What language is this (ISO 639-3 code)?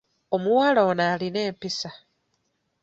lug